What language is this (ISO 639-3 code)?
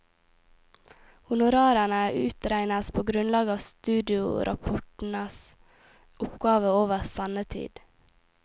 nor